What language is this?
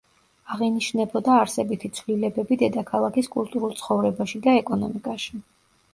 Georgian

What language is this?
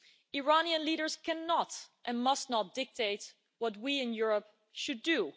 English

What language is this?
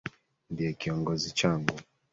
Swahili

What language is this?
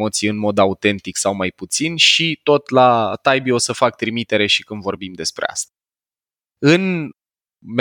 Romanian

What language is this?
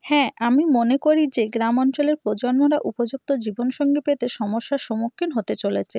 Bangla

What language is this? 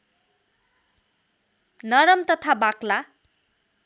Nepali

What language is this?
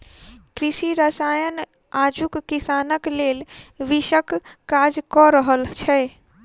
Maithili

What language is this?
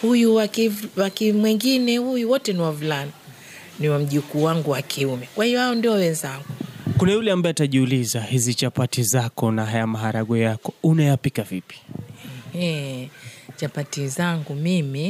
Swahili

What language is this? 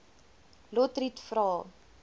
Afrikaans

